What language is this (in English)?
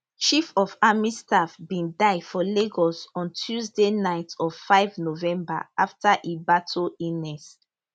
Nigerian Pidgin